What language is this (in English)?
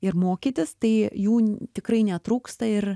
Lithuanian